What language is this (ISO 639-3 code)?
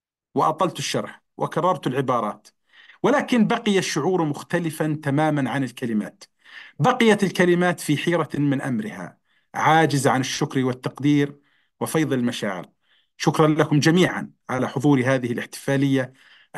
ara